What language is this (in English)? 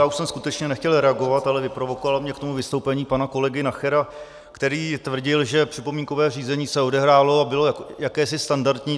Czech